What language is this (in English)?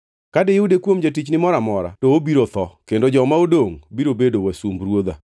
Luo (Kenya and Tanzania)